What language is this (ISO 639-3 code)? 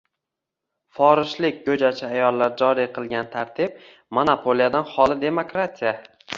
uzb